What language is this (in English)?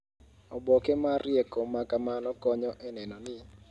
Luo (Kenya and Tanzania)